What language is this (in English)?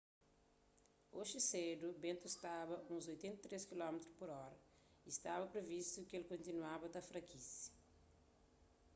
Kabuverdianu